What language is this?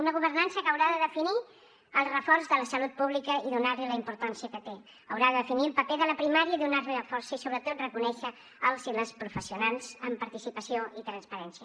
Catalan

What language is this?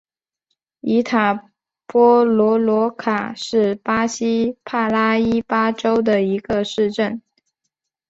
Chinese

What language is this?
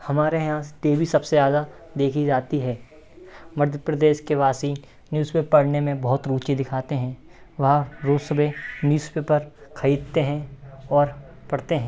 Hindi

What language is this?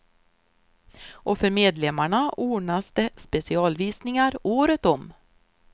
Swedish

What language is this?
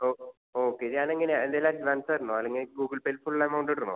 Malayalam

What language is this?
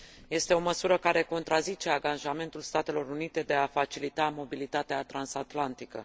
Romanian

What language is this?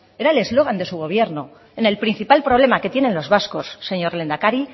Spanish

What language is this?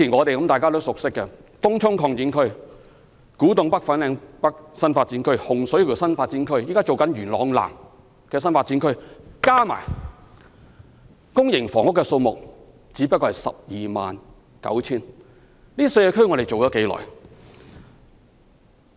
Cantonese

